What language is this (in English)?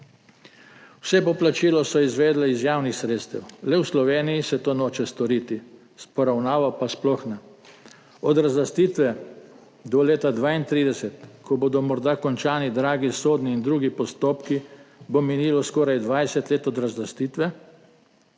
Slovenian